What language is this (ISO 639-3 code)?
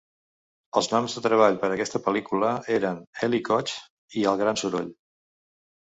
cat